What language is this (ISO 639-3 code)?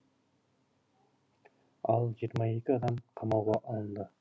kaz